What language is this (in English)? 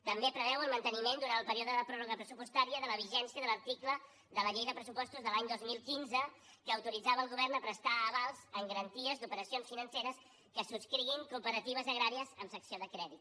Catalan